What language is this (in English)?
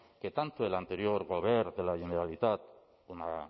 Spanish